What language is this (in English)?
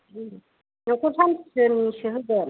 Bodo